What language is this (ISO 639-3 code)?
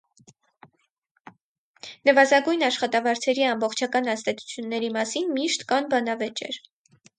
hye